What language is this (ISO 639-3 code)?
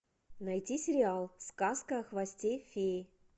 rus